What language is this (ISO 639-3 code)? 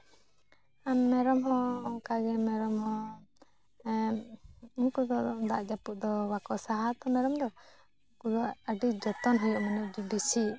sat